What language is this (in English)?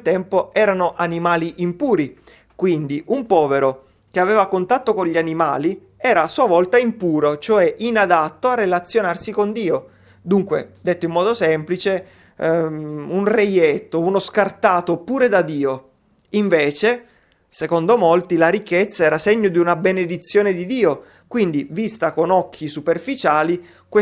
Italian